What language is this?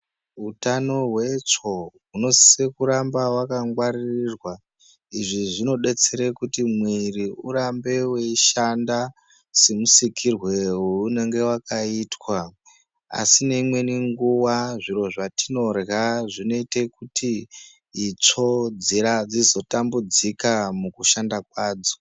Ndau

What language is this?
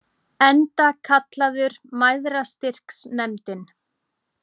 Icelandic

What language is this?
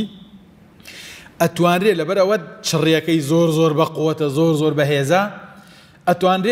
Arabic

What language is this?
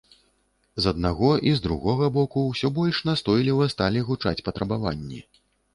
Belarusian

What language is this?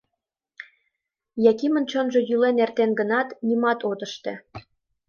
Mari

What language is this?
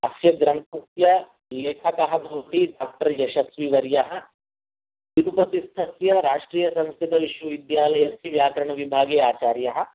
Sanskrit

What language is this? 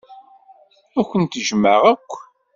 Kabyle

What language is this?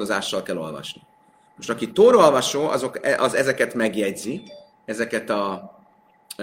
Hungarian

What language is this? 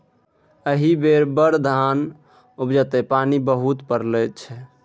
Maithili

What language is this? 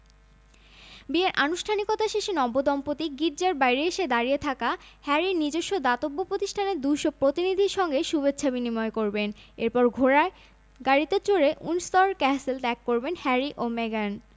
Bangla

